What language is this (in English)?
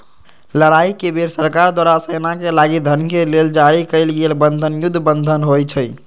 Magahi